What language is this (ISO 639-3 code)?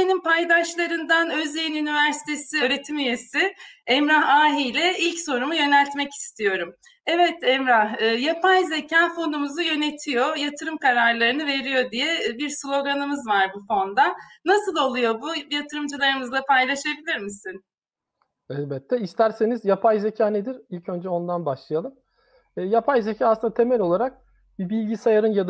tur